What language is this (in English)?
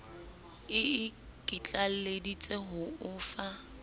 Southern Sotho